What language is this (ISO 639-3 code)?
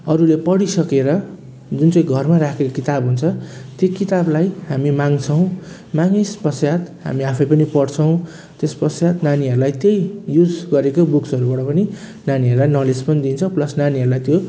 nep